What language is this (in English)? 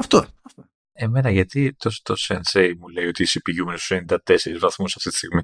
Greek